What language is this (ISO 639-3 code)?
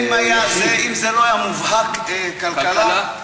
heb